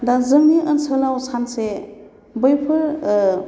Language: Bodo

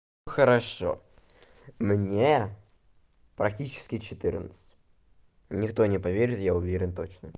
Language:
Russian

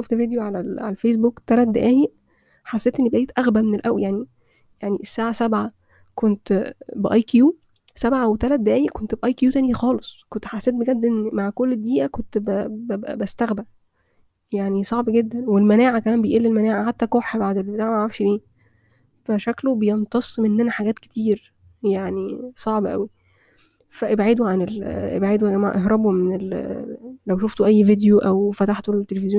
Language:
Arabic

